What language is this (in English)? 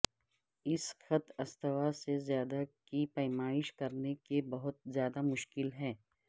Urdu